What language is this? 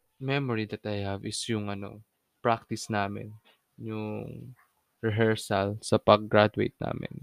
Filipino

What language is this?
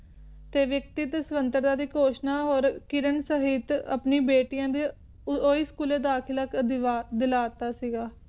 Punjabi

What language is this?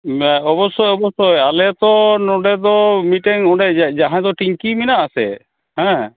Santali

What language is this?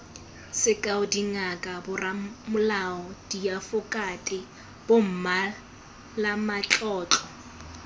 Tswana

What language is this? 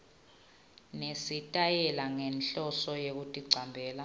Swati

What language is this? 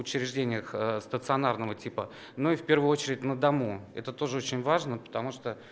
Russian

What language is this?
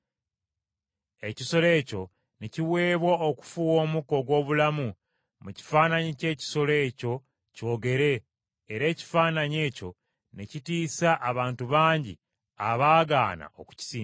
Ganda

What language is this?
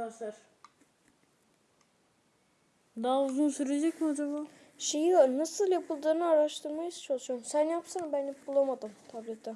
Turkish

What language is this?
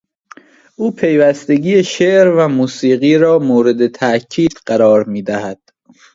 Persian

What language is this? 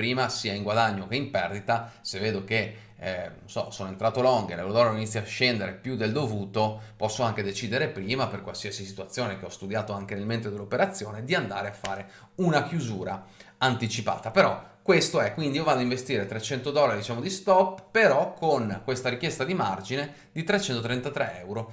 Italian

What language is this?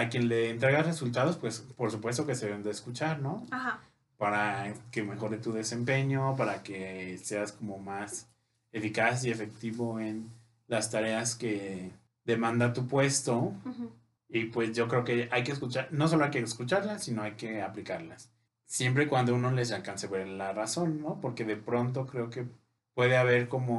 Spanish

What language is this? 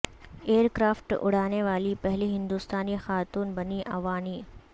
Urdu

